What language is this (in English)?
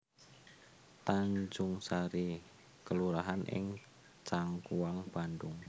Javanese